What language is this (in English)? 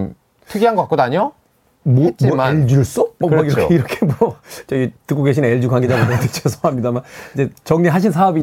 Korean